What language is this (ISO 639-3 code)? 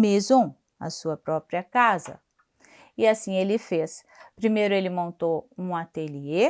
por